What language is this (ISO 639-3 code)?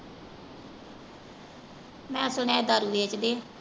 pan